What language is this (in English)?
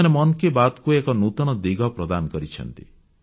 Odia